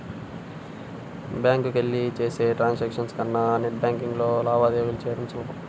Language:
Telugu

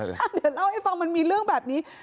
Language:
Thai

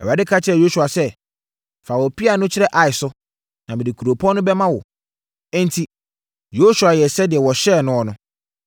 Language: Akan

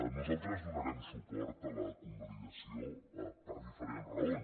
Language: Catalan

